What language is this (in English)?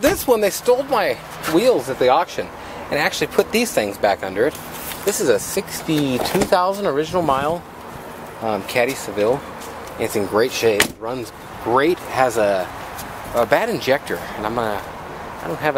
English